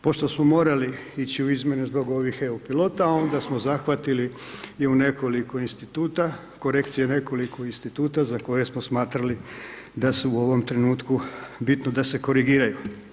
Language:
Croatian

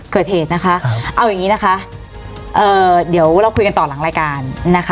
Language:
Thai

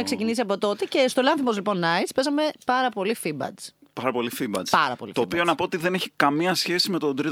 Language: Greek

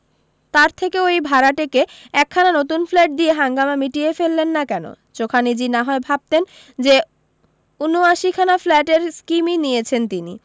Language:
Bangla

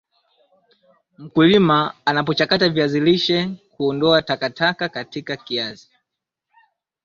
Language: Swahili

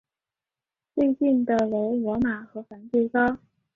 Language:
Chinese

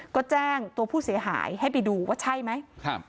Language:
Thai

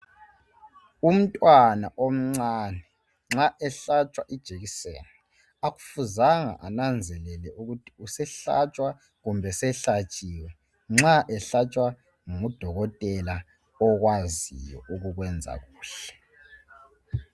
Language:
North Ndebele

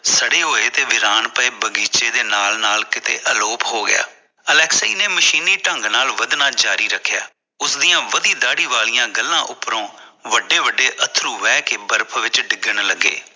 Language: Punjabi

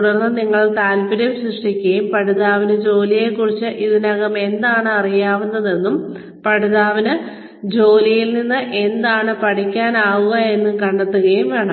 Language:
Malayalam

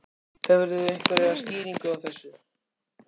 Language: Icelandic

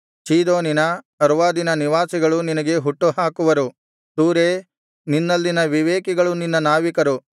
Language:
Kannada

